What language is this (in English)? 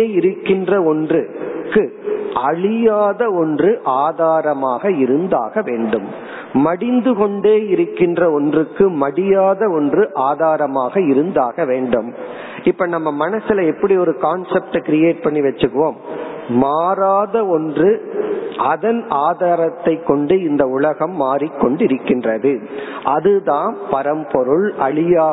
Tamil